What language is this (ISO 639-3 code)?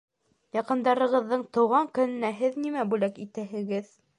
bak